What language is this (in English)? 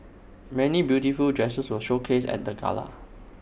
English